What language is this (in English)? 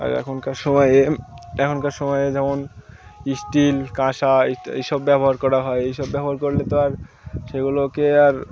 Bangla